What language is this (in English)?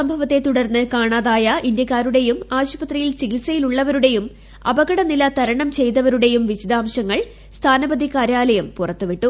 Malayalam